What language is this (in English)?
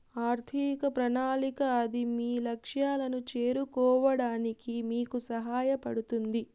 Telugu